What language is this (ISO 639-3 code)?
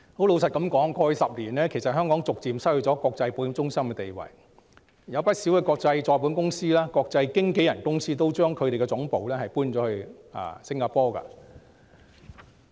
yue